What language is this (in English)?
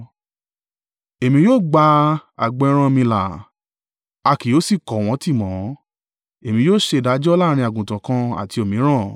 Yoruba